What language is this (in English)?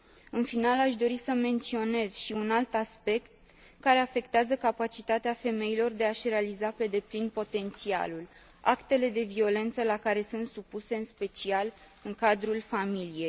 Romanian